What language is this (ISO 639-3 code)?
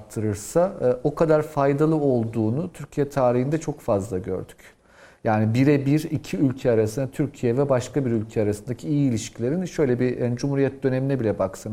tur